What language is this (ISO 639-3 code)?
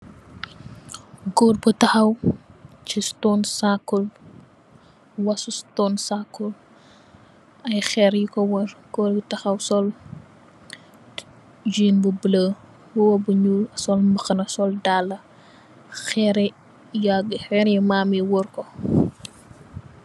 wol